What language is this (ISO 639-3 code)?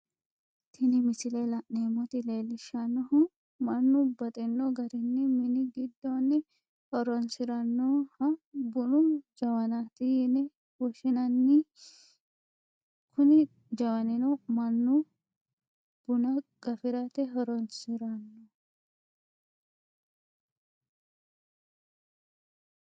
sid